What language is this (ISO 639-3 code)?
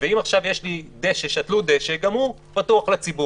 heb